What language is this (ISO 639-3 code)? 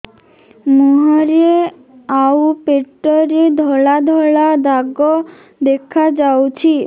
ori